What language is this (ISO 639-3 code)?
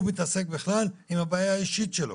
heb